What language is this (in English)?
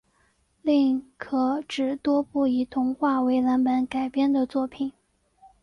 Chinese